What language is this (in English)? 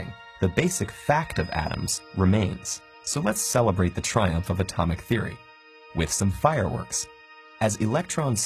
English